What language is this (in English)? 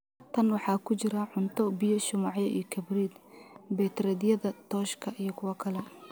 Somali